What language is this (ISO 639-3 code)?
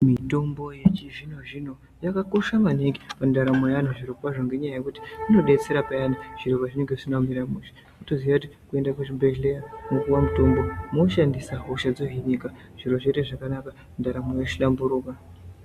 ndc